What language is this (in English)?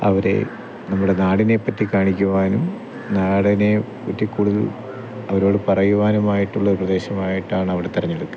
Malayalam